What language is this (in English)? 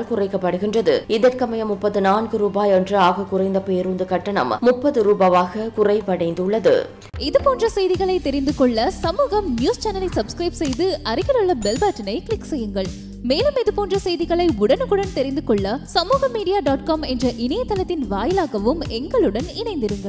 Arabic